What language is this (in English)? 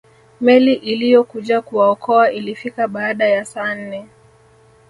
Swahili